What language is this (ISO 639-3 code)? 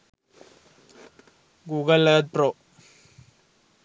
sin